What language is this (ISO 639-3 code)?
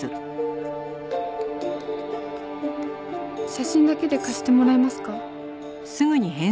jpn